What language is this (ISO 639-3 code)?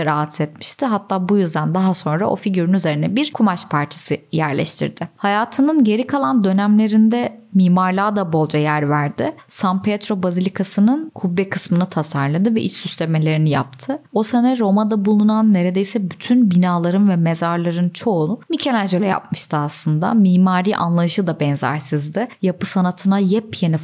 tur